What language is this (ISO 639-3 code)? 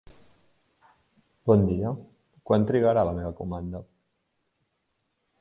cat